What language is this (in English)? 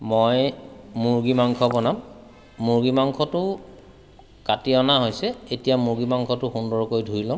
Assamese